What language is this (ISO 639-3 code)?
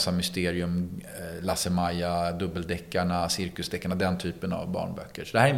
swe